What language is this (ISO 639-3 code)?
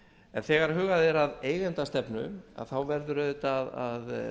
isl